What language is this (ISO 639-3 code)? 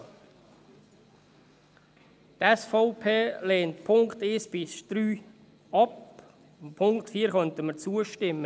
gsw